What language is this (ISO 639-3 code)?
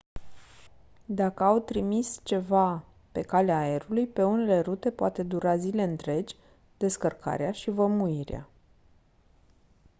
ron